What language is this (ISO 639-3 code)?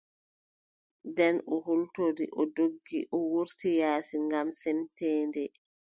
fub